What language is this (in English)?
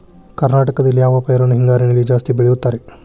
Kannada